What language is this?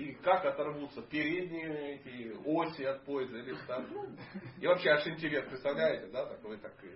Russian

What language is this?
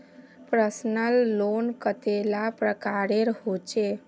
Magahi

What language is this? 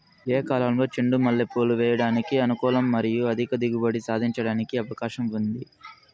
Telugu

